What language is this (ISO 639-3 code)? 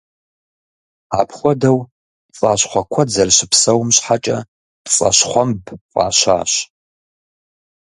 kbd